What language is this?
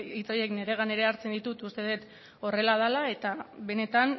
Basque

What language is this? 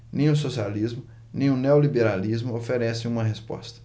Portuguese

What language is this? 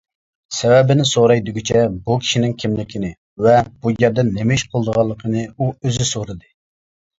Uyghur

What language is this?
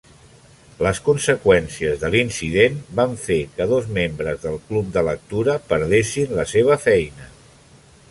Catalan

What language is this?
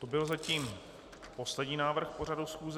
Czech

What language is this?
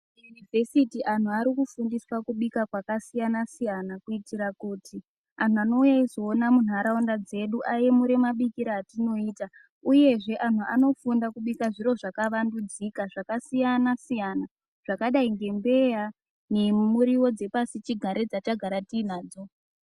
Ndau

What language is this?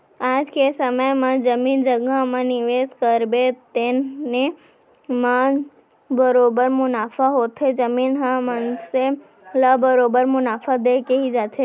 Chhattisgarhi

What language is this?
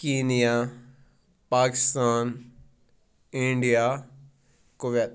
Kashmiri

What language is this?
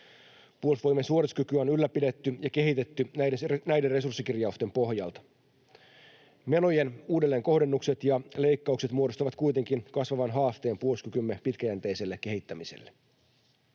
Finnish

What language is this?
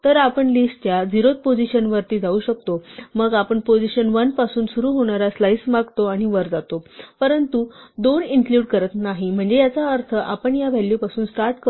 Marathi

